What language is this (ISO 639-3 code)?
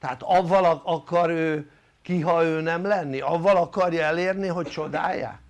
hun